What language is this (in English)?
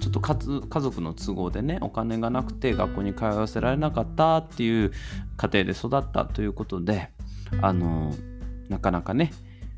Japanese